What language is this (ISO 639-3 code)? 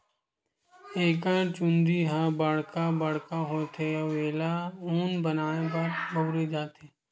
hne